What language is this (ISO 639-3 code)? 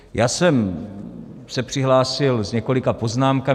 ces